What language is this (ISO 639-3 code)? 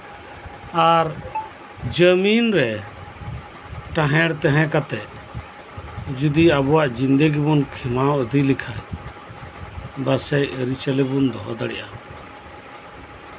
sat